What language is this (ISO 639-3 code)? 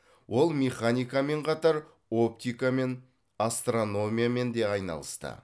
kaz